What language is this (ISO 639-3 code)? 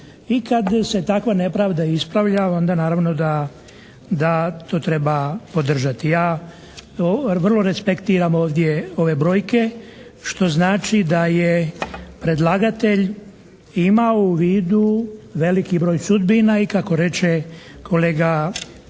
hrv